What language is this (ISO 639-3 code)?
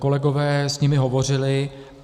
ces